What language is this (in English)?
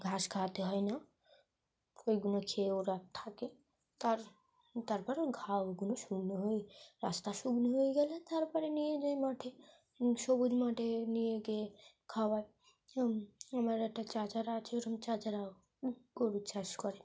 Bangla